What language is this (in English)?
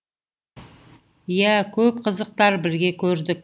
Kazakh